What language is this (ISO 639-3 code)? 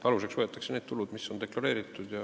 est